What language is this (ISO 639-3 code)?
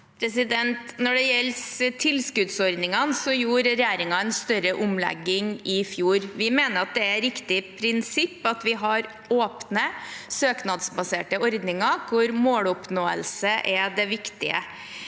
nor